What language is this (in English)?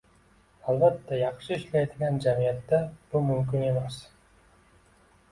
Uzbek